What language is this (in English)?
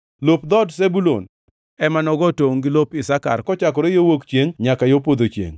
Luo (Kenya and Tanzania)